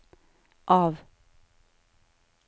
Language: Norwegian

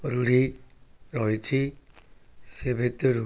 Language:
Odia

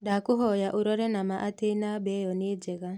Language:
Kikuyu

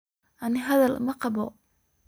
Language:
Somali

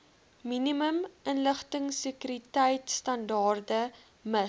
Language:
Afrikaans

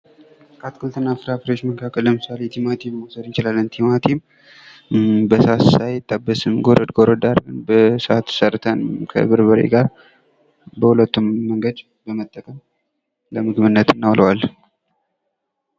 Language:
Amharic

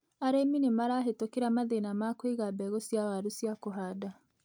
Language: Kikuyu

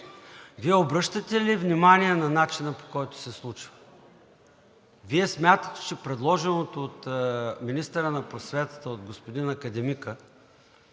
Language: Bulgarian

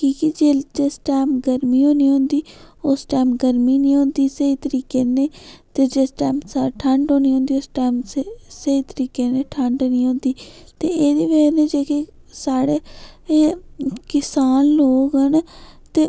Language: Dogri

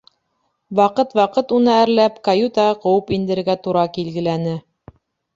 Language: Bashkir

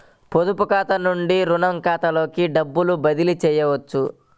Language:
Telugu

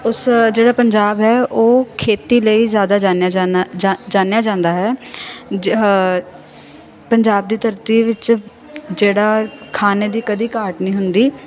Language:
Punjabi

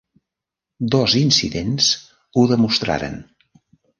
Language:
Catalan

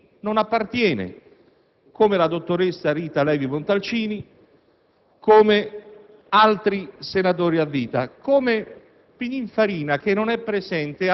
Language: Italian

